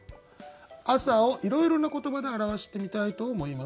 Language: Japanese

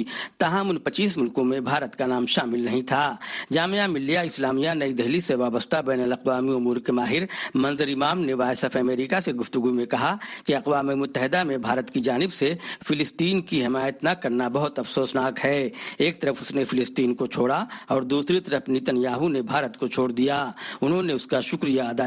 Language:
Urdu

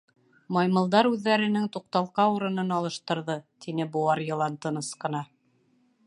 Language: Bashkir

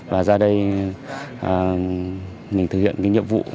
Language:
Vietnamese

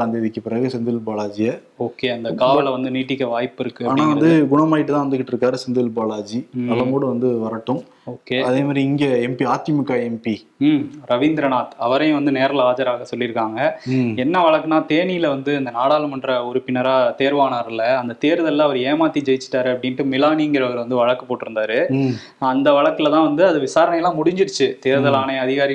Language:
Tamil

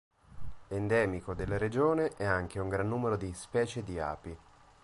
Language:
Italian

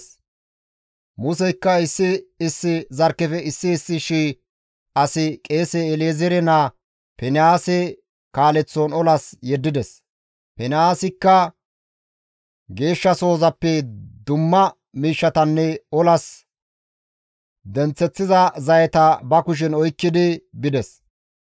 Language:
Gamo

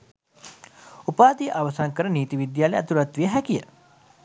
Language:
Sinhala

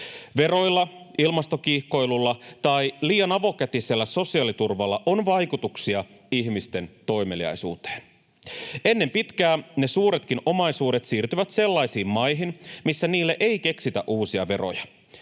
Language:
Finnish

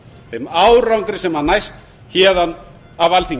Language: Icelandic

